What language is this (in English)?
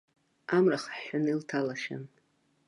Abkhazian